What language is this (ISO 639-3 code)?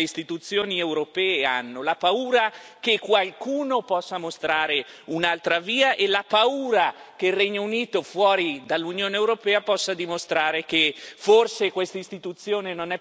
ita